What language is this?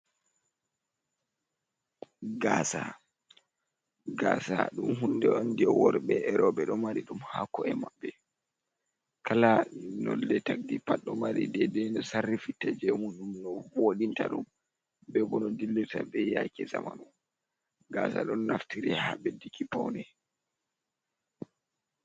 Fula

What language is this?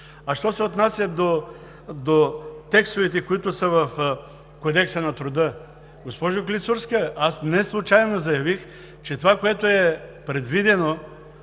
Bulgarian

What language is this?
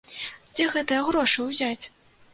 Belarusian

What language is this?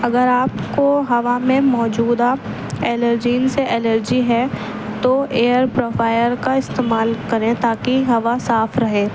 Urdu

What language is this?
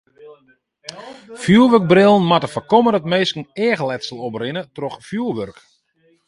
Western Frisian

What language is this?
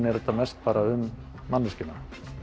Icelandic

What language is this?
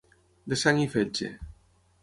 Catalan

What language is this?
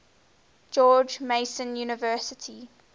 English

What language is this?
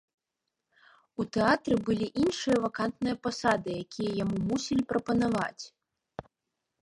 Belarusian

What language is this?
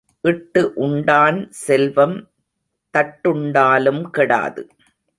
Tamil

